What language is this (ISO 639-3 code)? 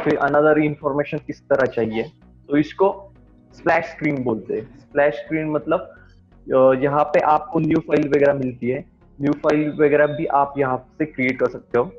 hin